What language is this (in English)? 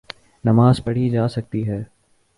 Urdu